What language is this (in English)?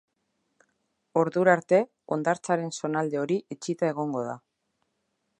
Basque